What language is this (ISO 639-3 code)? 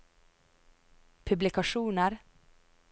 nor